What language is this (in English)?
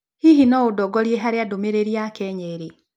Kikuyu